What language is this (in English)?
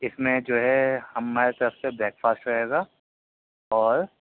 Urdu